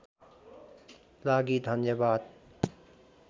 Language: Nepali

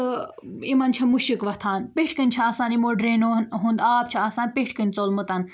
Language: Kashmiri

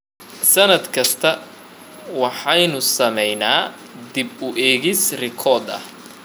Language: Somali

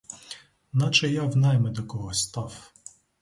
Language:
Ukrainian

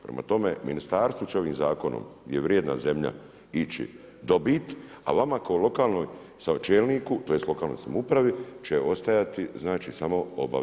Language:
Croatian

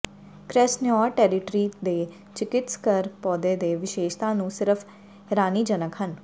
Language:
Punjabi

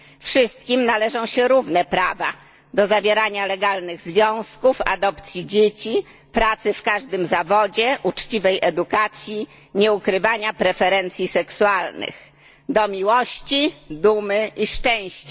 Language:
Polish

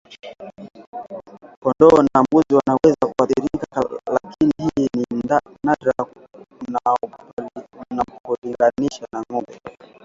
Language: Swahili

